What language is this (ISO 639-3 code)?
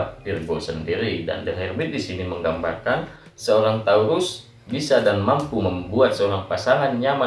ind